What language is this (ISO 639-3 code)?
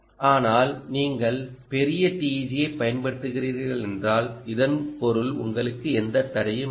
tam